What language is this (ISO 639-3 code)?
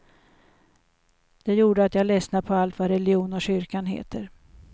swe